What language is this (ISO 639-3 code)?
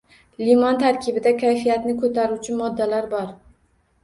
uzb